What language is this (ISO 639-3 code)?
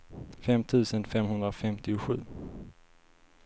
swe